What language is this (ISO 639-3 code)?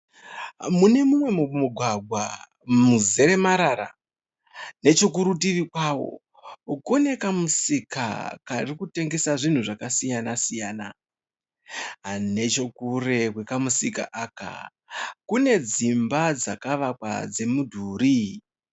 sna